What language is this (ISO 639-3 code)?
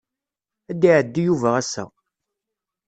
kab